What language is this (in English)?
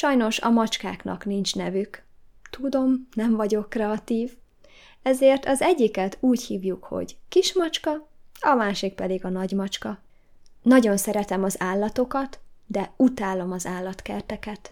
Hungarian